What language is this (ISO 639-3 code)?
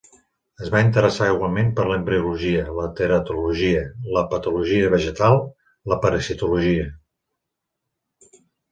cat